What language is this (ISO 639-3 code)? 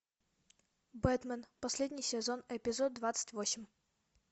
rus